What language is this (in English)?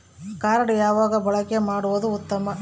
Kannada